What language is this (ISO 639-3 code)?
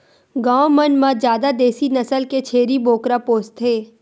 hne